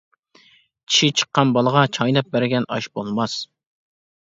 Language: Uyghur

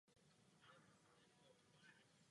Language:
Czech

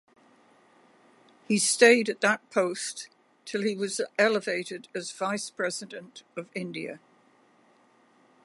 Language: English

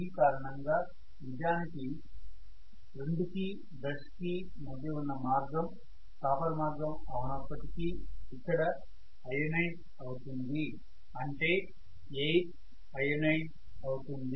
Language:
Telugu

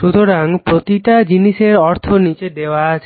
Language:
Bangla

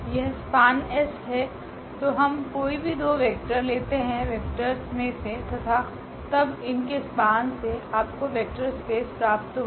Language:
Hindi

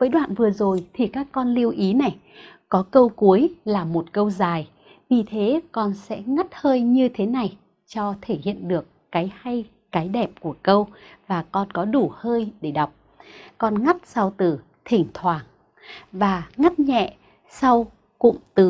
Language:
Vietnamese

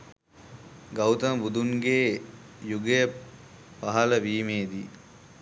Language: Sinhala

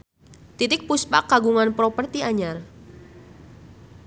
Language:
Sundanese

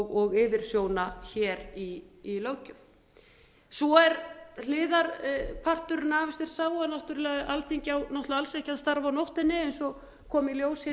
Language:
Icelandic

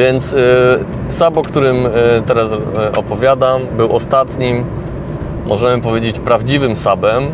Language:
Polish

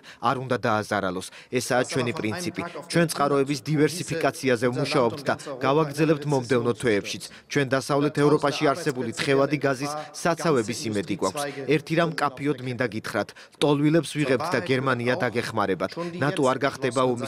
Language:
Romanian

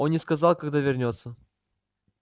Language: Russian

